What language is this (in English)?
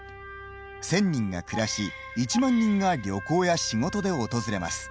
Japanese